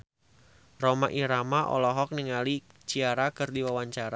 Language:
Sundanese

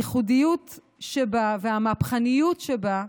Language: Hebrew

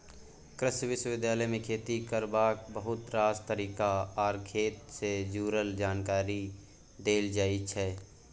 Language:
Maithili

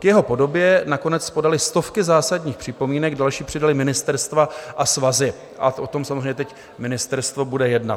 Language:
Czech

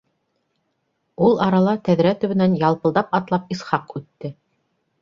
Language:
Bashkir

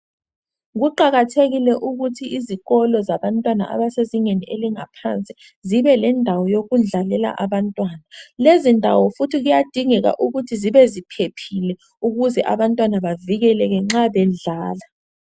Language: North Ndebele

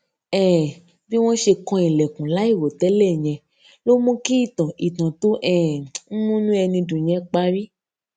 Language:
Yoruba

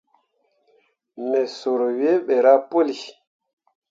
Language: Mundang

